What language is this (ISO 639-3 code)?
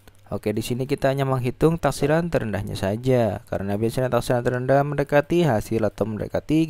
ind